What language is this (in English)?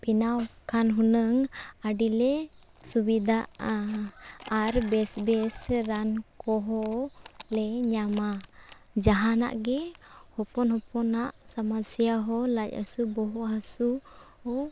Santali